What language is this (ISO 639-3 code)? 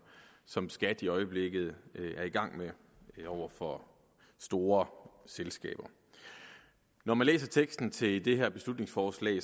dan